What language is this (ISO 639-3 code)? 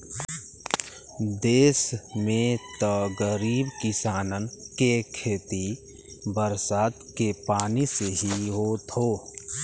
bho